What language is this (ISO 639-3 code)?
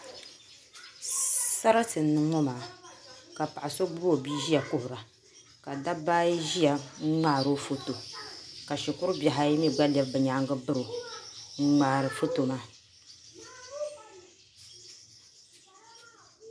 dag